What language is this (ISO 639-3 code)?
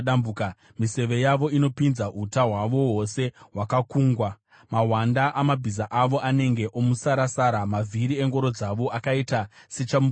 sna